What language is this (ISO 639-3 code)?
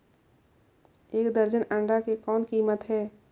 hne